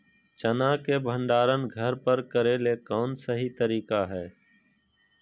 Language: Magahi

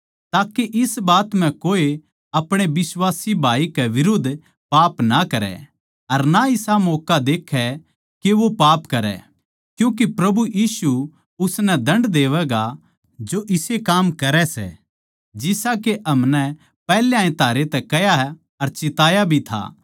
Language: Haryanvi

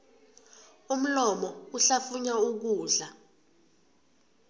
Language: South Ndebele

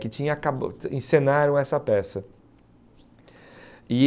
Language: Portuguese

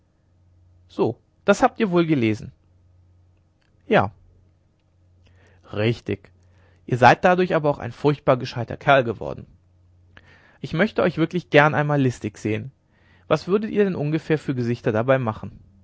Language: German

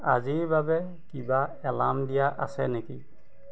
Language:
Assamese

